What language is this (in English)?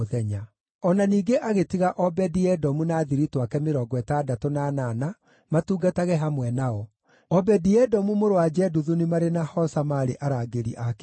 Kikuyu